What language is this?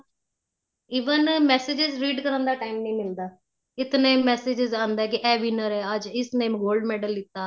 Punjabi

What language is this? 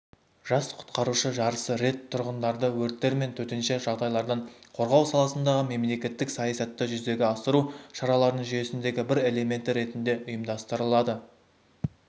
Kazakh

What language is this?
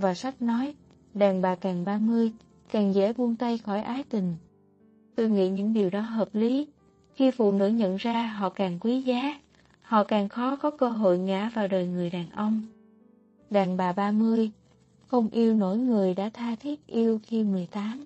Vietnamese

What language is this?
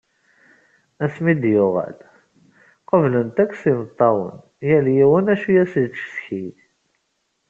Kabyle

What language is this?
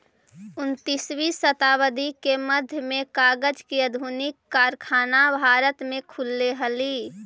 Magahi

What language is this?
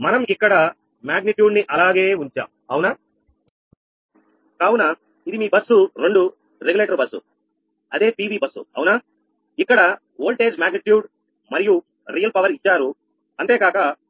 Telugu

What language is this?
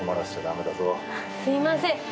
Japanese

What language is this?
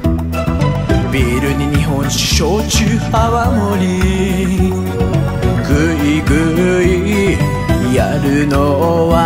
Japanese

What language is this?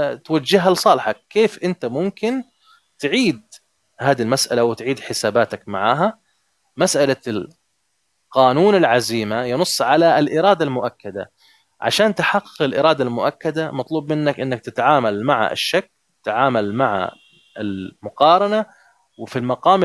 Arabic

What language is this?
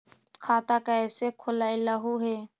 Magahi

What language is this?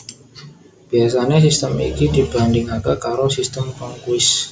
Javanese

